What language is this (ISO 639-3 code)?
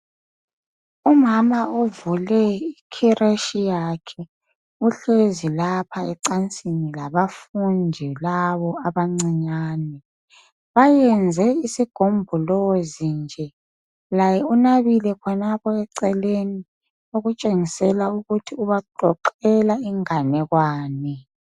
nde